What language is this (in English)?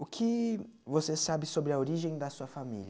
Portuguese